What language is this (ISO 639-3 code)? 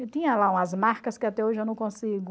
por